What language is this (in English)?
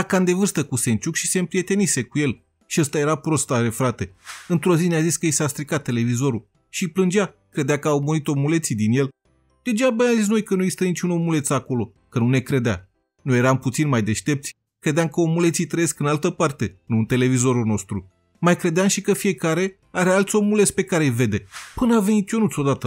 Romanian